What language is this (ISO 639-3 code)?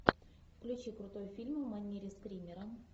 rus